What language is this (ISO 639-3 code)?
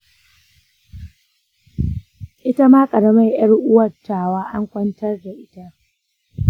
hau